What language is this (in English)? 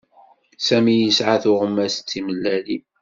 Kabyle